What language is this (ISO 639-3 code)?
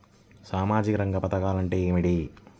tel